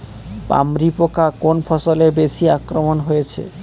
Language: Bangla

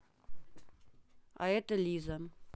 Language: Russian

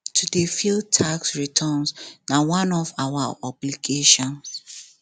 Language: Nigerian Pidgin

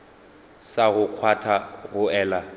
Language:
Northern Sotho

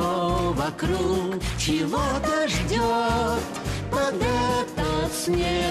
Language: Russian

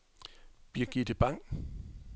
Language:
Danish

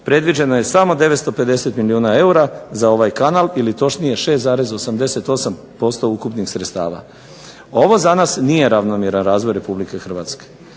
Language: Croatian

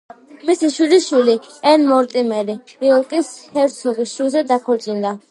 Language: Georgian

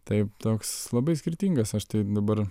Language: Lithuanian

